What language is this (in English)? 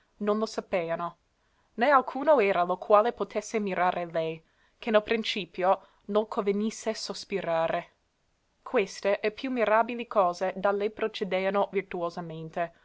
Italian